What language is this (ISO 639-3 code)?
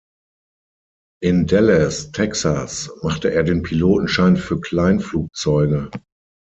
deu